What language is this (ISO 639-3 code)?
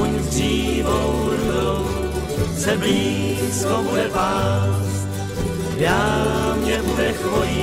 ces